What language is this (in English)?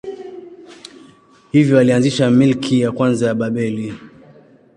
Swahili